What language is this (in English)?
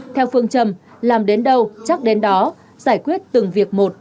Vietnamese